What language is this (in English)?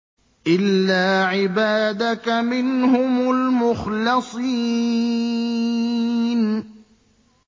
Arabic